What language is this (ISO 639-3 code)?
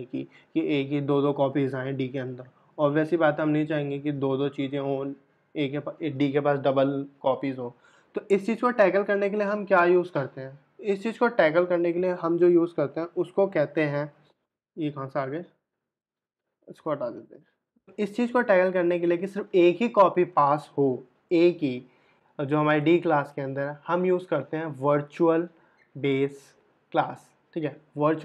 hin